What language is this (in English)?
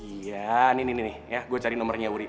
Indonesian